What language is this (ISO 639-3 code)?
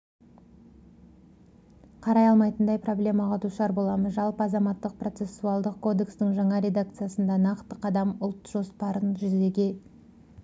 kaz